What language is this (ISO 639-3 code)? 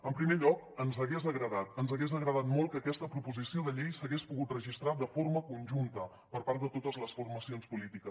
cat